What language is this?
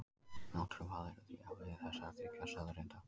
Icelandic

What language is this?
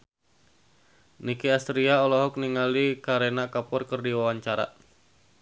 Sundanese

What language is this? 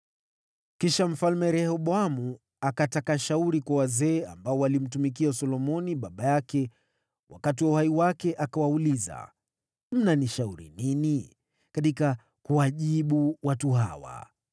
Swahili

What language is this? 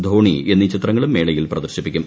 Malayalam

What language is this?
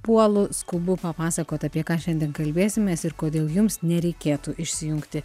Lithuanian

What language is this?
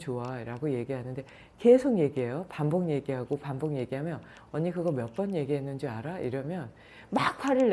Korean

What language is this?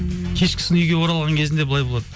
Kazakh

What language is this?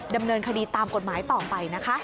Thai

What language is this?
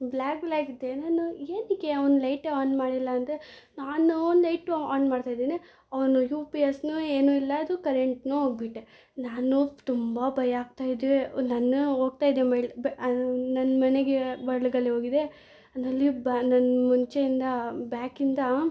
Kannada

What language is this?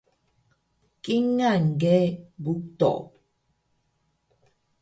Taroko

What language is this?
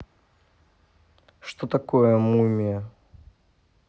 Russian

